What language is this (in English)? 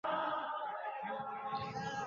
Bangla